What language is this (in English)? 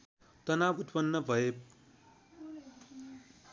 Nepali